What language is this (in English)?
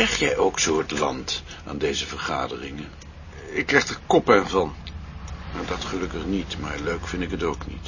Dutch